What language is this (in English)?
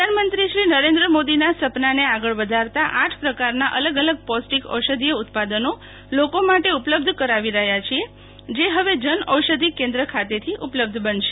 Gujarati